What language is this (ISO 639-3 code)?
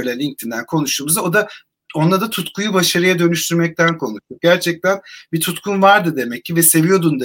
tur